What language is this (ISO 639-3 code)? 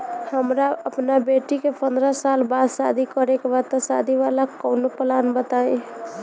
bho